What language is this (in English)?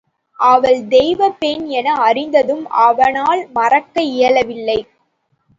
Tamil